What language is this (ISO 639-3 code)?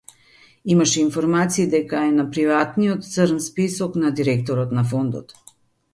mkd